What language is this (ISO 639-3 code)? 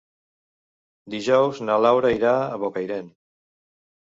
cat